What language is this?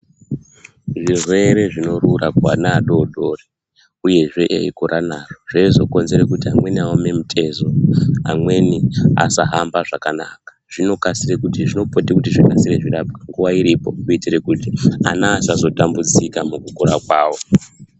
Ndau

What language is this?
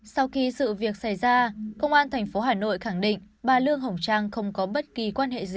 Vietnamese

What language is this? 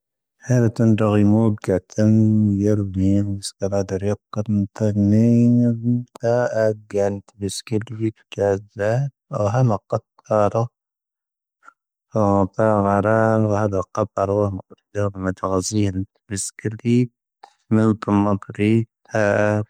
Tahaggart Tamahaq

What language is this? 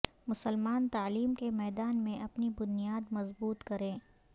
Urdu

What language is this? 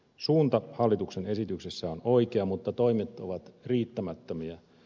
Finnish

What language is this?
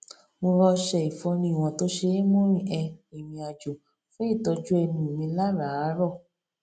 Yoruba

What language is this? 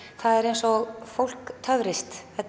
Icelandic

